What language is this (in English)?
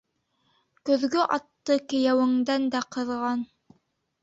Bashkir